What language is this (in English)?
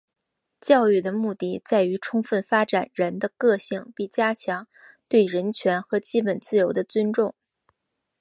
Chinese